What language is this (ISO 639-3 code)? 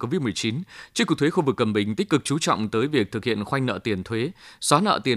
vie